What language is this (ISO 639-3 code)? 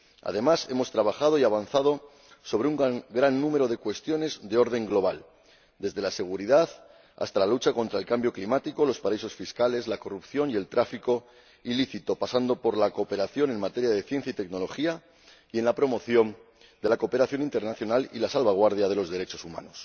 spa